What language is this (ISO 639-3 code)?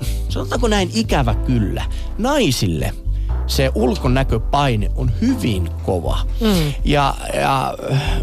fin